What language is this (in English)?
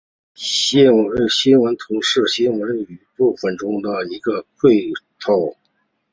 Chinese